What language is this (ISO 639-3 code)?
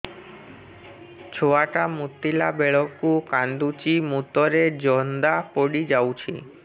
ori